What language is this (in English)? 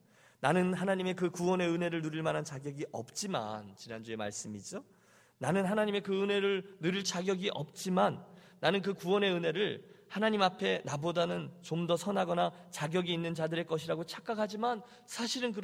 Korean